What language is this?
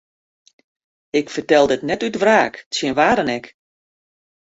Western Frisian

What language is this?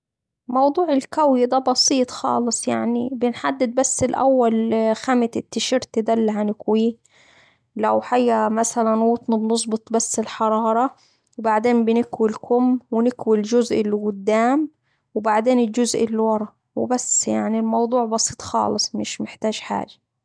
Saidi Arabic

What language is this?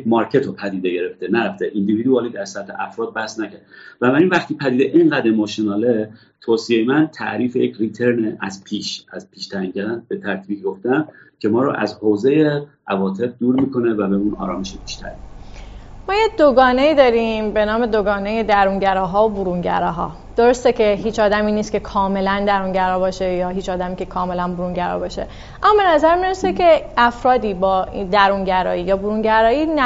Persian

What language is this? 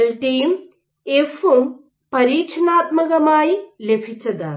Malayalam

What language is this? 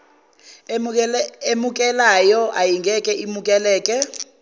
Zulu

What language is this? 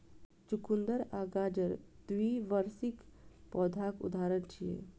Maithili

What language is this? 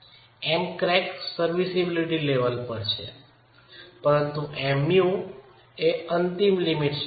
Gujarati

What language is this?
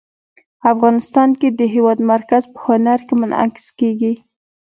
Pashto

